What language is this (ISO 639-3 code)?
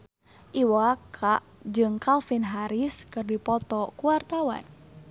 sun